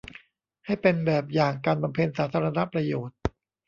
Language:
Thai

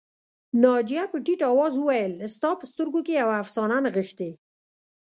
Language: Pashto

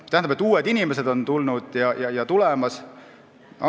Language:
Estonian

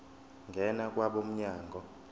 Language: Zulu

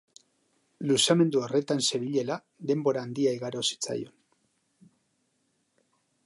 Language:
Basque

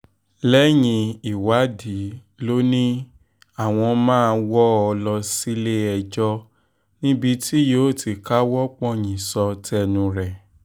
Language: Yoruba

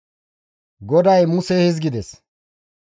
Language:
Gamo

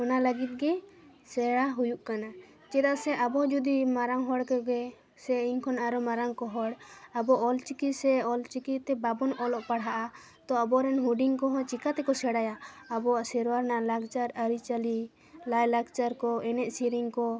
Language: Santali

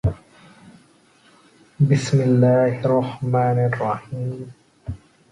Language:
Arabic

